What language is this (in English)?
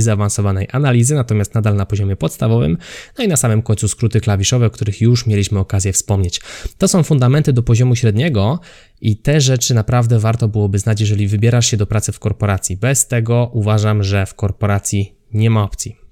Polish